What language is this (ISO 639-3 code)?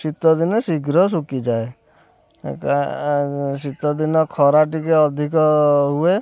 ori